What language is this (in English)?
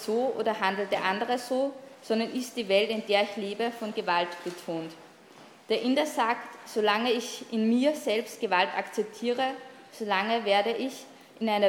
German